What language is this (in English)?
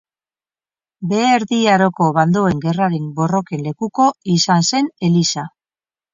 Basque